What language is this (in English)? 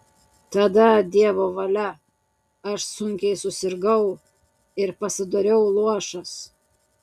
Lithuanian